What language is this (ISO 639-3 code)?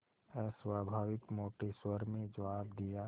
hin